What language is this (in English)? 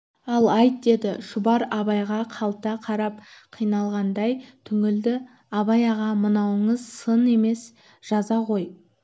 Kazakh